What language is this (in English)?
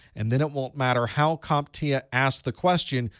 English